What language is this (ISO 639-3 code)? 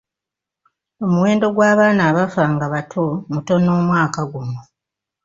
lug